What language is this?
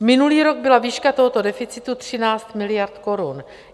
Czech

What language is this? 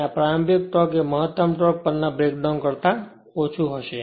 Gujarati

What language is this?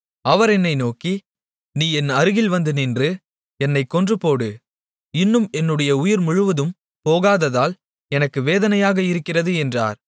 Tamil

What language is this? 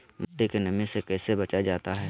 Magahi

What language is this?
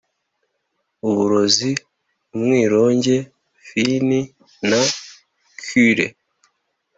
Kinyarwanda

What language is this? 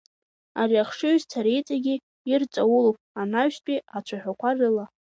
Abkhazian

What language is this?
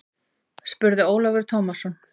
Icelandic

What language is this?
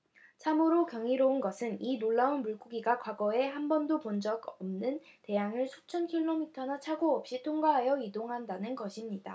Korean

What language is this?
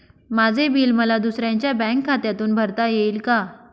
Marathi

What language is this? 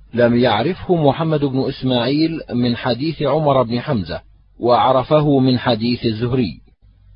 Arabic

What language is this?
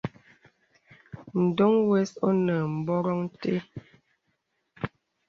Bebele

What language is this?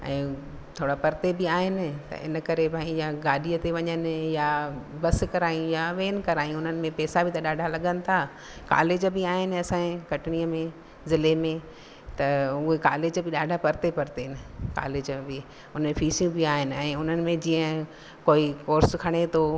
Sindhi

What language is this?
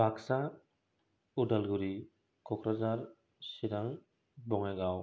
Bodo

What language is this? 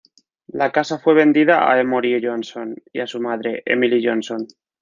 Spanish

